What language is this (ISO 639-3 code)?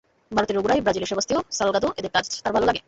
ben